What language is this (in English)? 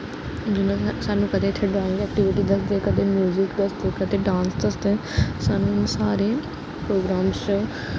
Dogri